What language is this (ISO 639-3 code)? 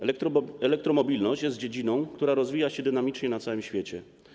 pol